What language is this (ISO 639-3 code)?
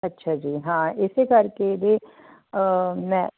pan